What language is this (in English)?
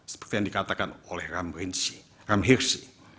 Indonesian